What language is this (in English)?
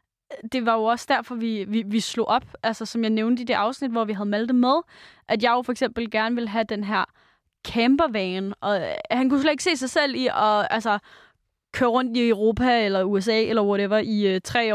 Danish